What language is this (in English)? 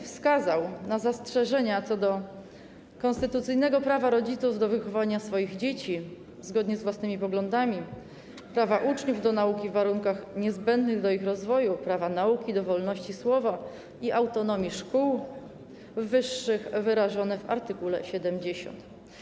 Polish